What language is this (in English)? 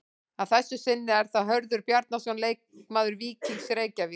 Icelandic